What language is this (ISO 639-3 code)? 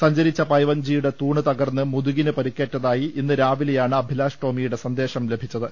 mal